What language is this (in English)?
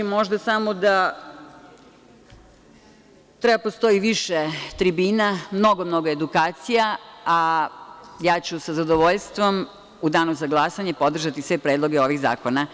Serbian